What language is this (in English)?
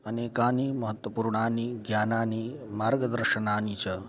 Sanskrit